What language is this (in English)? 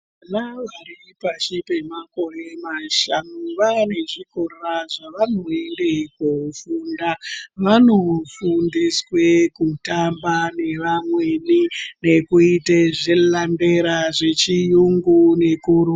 Ndau